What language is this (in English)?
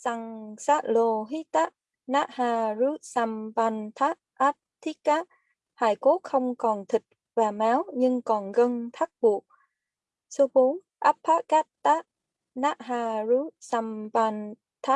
Vietnamese